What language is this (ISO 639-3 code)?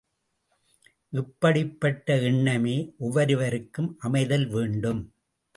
tam